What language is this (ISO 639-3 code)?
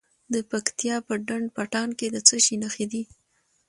pus